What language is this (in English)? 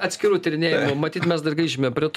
Lithuanian